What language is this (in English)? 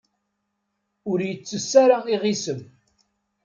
Kabyle